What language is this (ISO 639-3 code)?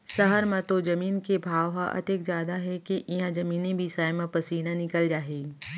hne